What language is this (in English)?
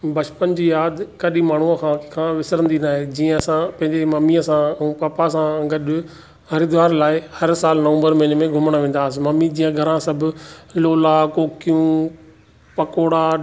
Sindhi